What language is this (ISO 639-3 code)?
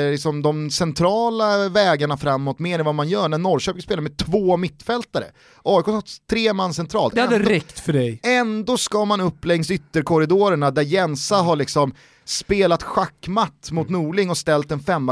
swe